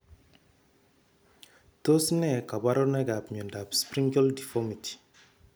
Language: Kalenjin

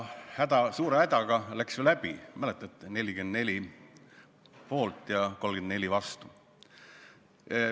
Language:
Estonian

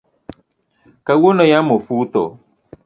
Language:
Luo (Kenya and Tanzania)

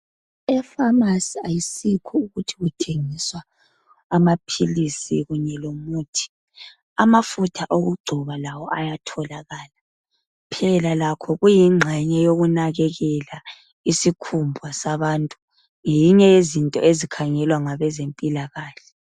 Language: North Ndebele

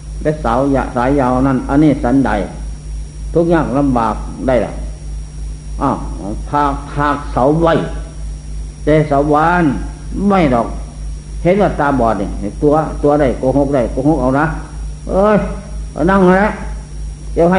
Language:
Thai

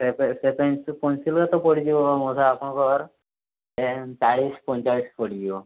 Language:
Odia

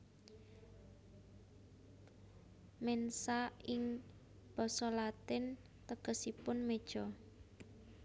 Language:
Javanese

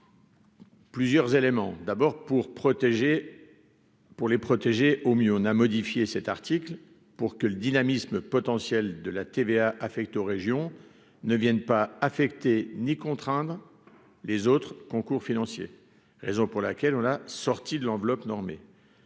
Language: French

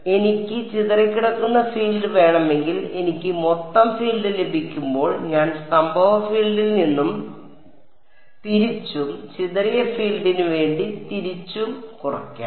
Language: Malayalam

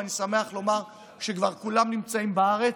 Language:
Hebrew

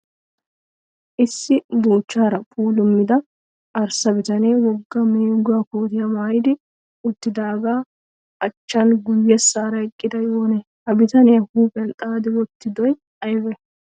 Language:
Wolaytta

